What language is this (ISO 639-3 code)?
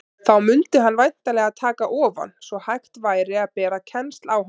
isl